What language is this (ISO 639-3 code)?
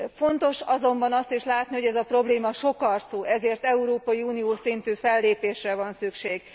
hun